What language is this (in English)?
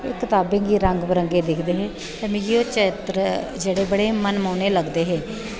Dogri